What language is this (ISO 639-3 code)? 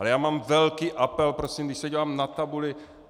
ces